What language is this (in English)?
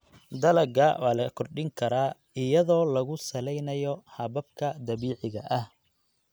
Somali